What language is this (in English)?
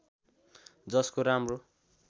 Nepali